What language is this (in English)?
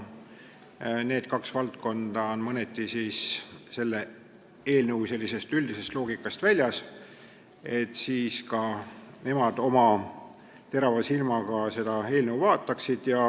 Estonian